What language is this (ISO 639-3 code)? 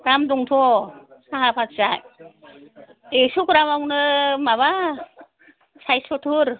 brx